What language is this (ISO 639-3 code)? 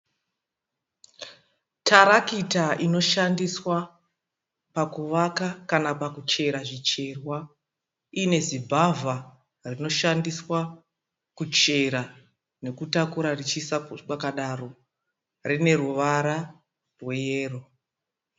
sna